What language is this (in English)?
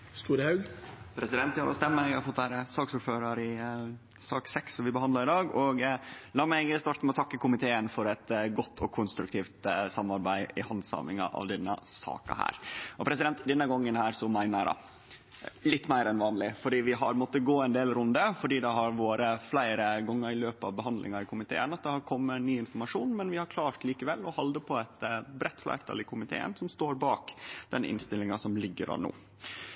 Norwegian Nynorsk